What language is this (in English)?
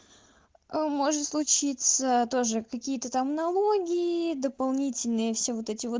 Russian